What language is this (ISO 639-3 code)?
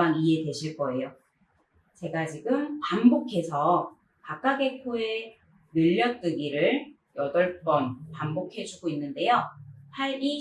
kor